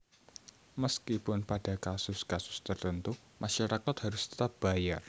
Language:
Javanese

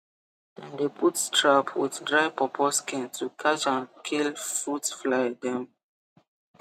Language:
Nigerian Pidgin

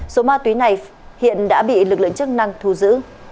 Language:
Vietnamese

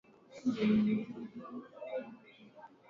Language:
Swahili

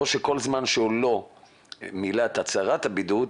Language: Hebrew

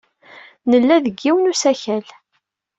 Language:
Kabyle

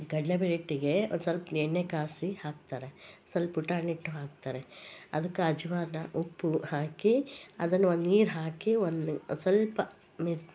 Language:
Kannada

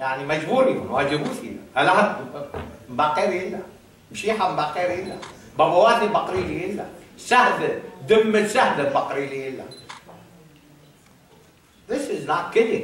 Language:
Arabic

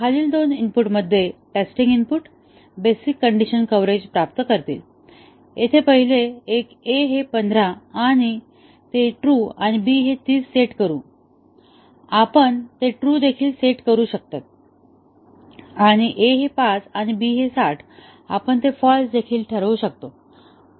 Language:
Marathi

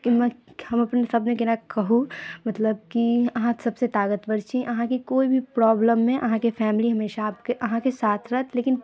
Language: Maithili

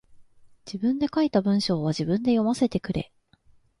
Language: Japanese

